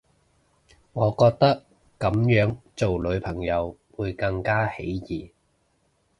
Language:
Cantonese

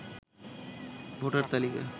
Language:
Bangla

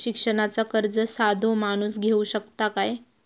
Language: Marathi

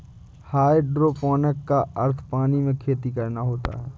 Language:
Hindi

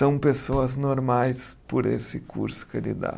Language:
Portuguese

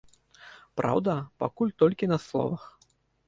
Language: Belarusian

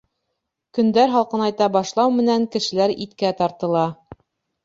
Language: Bashkir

